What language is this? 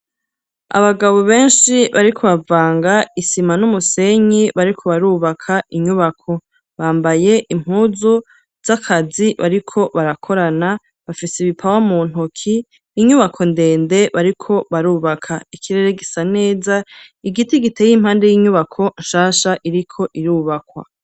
Rundi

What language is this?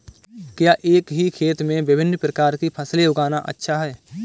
Hindi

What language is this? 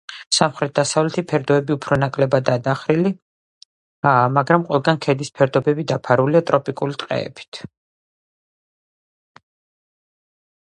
Georgian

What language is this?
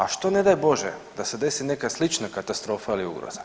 Croatian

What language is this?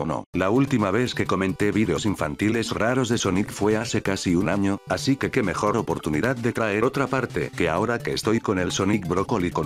Spanish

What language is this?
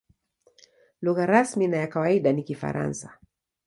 Swahili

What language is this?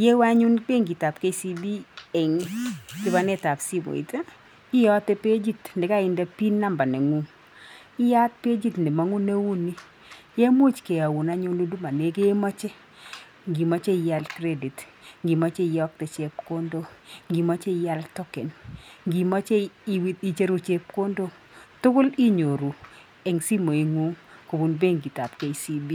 Kalenjin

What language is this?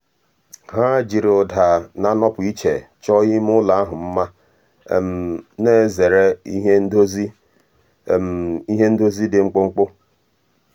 Igbo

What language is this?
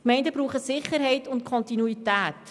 Swiss German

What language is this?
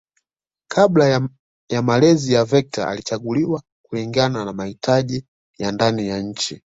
Swahili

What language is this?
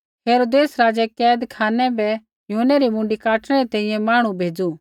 Kullu Pahari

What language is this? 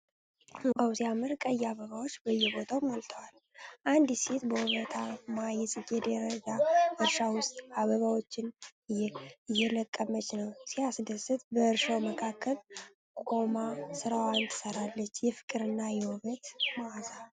Amharic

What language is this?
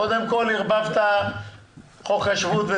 Hebrew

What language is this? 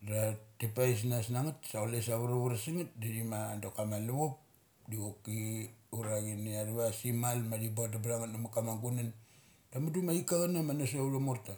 Mali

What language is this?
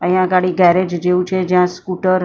Gujarati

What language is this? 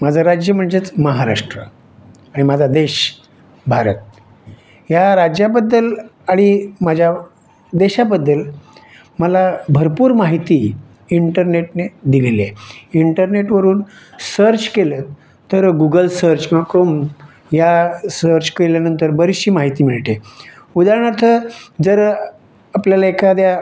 Marathi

